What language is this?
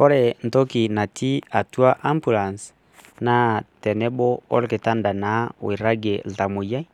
Masai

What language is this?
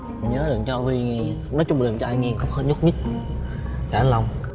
Vietnamese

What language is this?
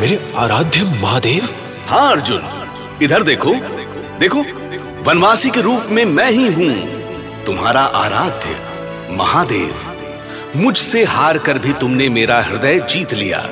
Hindi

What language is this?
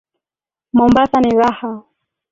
Swahili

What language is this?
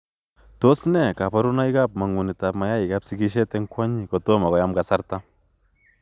Kalenjin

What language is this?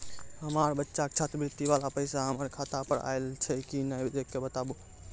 Maithili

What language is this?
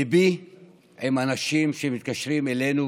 Hebrew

